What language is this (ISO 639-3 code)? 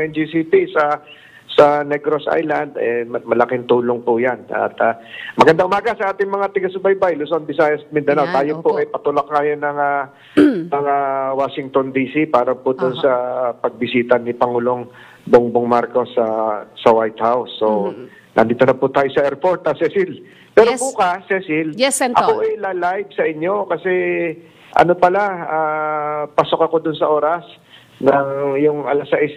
fil